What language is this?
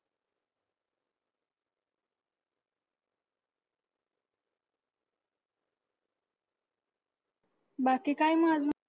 Marathi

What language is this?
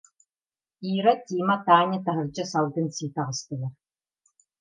Yakut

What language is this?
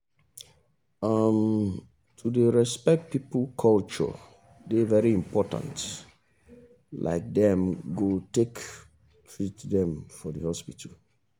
Nigerian Pidgin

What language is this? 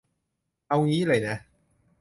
Thai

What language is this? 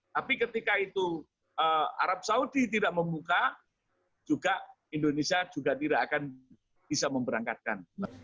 Indonesian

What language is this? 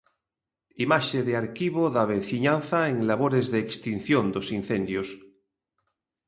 Galician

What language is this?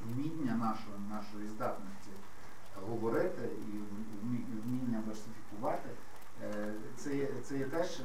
Ukrainian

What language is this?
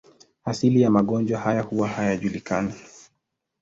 Swahili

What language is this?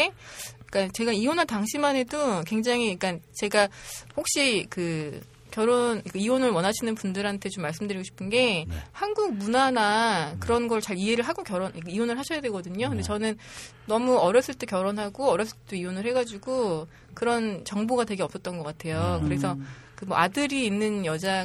Korean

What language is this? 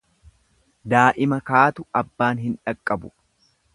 Oromo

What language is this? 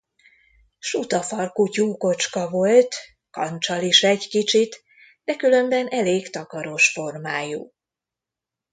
Hungarian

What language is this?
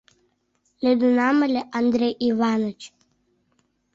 Mari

